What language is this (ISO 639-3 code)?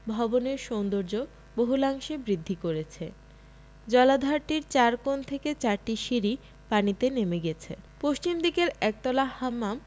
ben